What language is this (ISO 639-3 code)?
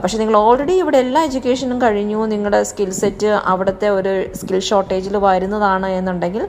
mal